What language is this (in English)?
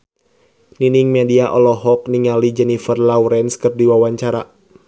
Sundanese